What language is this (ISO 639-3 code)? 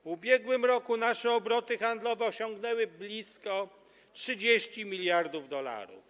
pol